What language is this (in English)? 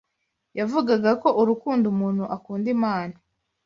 Kinyarwanda